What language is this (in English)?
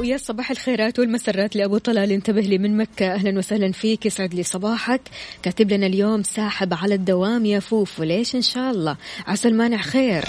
Arabic